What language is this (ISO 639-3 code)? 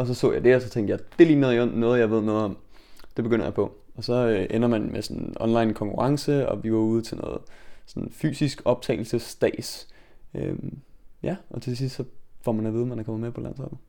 dan